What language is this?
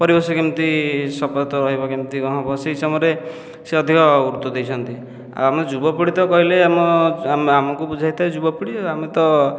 Odia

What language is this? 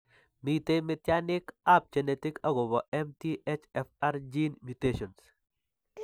Kalenjin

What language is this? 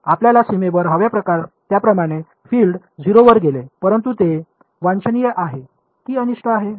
Marathi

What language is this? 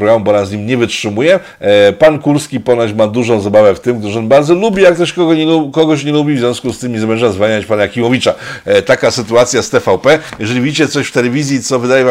Polish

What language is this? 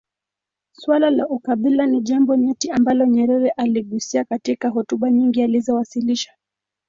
Swahili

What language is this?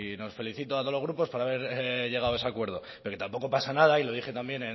Spanish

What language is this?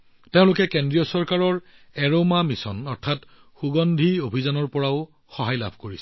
Assamese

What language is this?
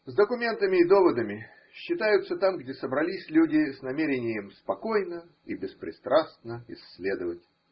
Russian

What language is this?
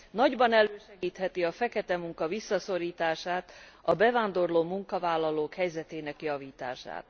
Hungarian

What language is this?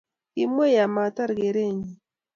Kalenjin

